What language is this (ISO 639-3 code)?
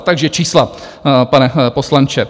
ces